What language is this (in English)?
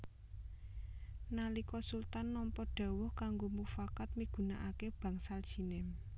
Javanese